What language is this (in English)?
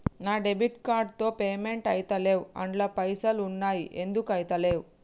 Telugu